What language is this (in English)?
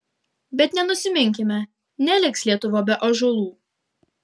Lithuanian